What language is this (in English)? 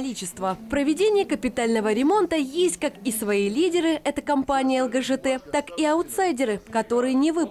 Russian